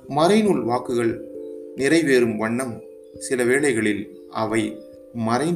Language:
Tamil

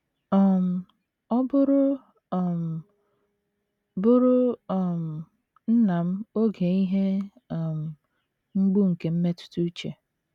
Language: Igbo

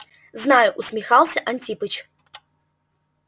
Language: Russian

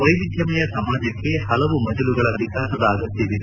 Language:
Kannada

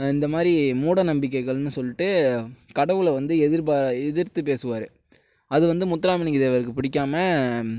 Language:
Tamil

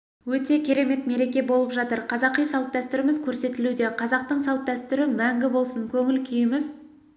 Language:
Kazakh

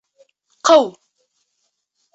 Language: Bashkir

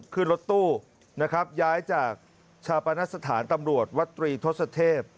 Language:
Thai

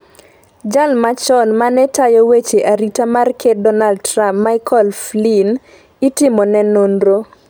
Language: Luo (Kenya and Tanzania)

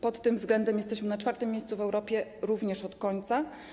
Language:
Polish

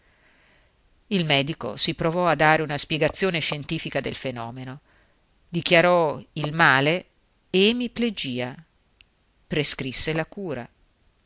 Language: Italian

